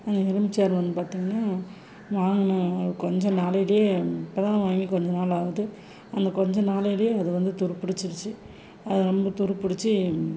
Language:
Tamil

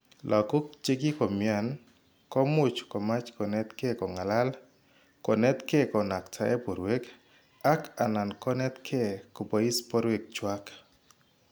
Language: Kalenjin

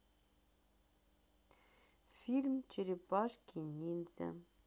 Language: Russian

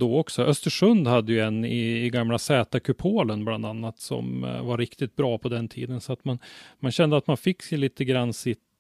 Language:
Swedish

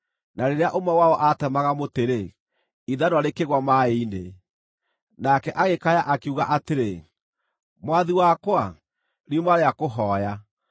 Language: Kikuyu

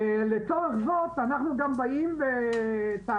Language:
Hebrew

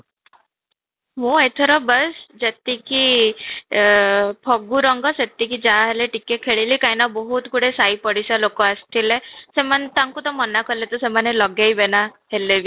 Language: Odia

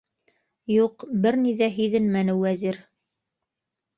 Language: Bashkir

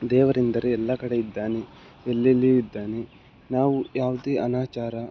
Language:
Kannada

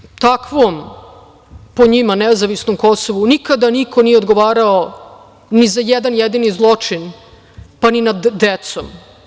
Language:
Serbian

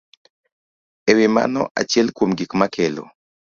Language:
Luo (Kenya and Tanzania)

